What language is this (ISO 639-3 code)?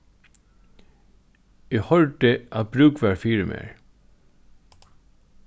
fao